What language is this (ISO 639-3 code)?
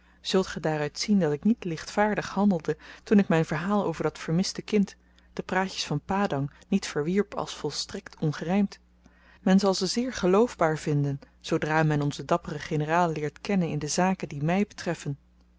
nld